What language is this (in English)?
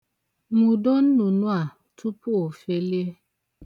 Igbo